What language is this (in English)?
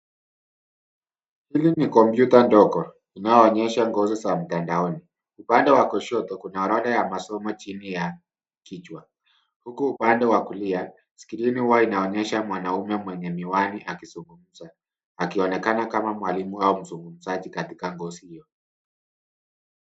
Swahili